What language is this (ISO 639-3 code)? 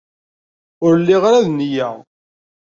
kab